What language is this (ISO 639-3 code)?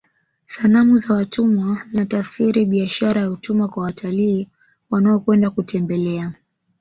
swa